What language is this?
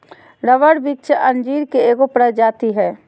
Magahi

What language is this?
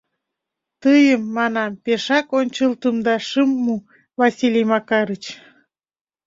Mari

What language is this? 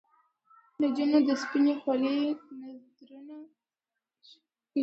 Pashto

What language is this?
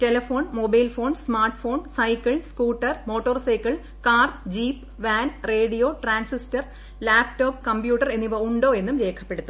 Malayalam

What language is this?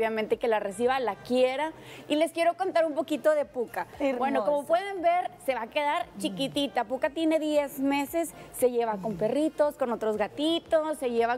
Spanish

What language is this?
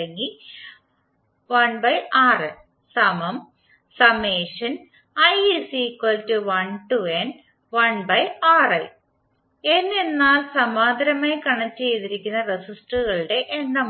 Malayalam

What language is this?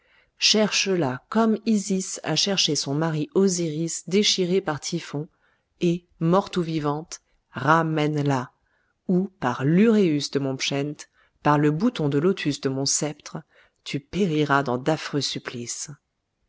French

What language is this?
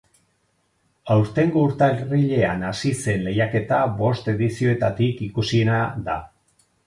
Basque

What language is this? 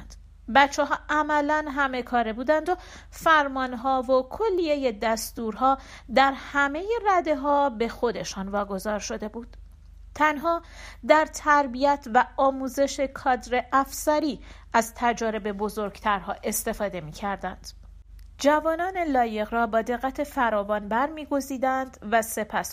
Persian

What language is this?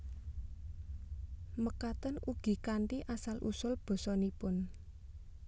Javanese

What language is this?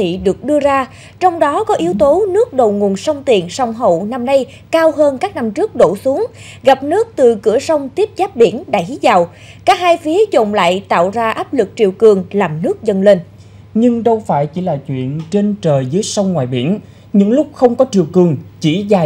Vietnamese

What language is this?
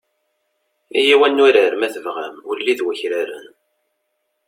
Kabyle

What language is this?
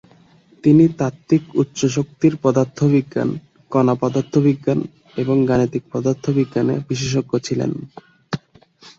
Bangla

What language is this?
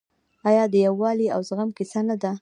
Pashto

